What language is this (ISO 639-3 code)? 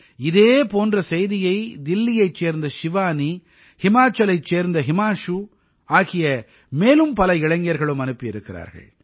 tam